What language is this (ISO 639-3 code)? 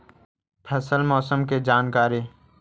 mag